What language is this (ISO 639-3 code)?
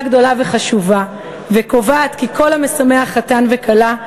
heb